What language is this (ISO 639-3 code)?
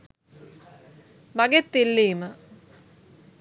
sin